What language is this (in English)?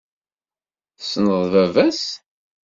Kabyle